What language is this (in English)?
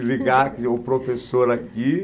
Portuguese